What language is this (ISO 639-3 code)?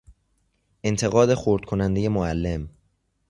fas